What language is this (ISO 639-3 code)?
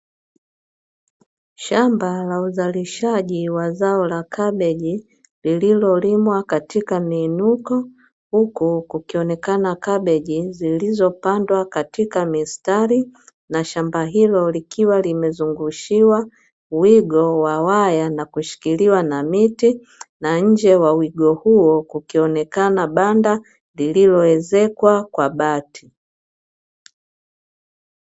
swa